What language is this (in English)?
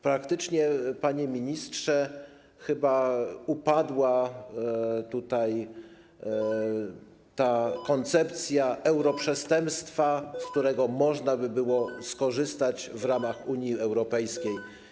Polish